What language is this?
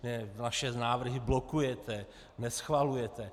Czech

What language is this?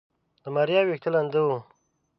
Pashto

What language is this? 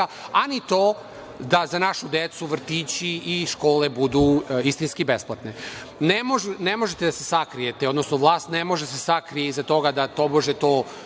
Serbian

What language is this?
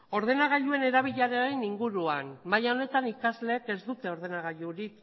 Basque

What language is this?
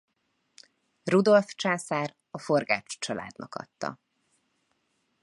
Hungarian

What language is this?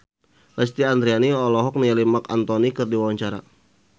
Sundanese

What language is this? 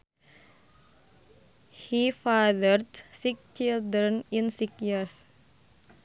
Sundanese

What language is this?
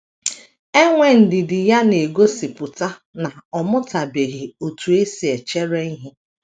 Igbo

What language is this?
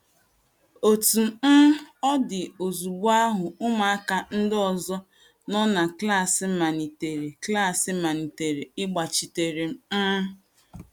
Igbo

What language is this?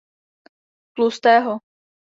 Czech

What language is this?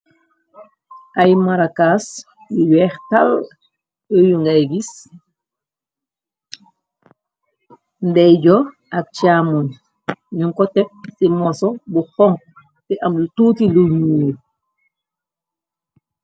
Wolof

